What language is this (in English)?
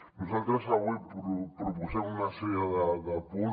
Catalan